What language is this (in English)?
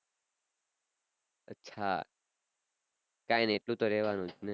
Gujarati